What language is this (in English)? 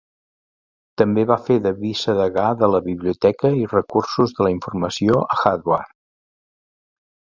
Catalan